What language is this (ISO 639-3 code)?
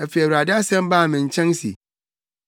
aka